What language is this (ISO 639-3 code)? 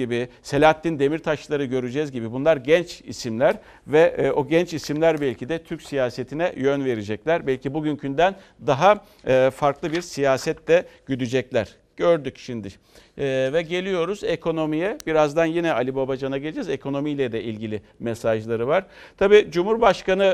tur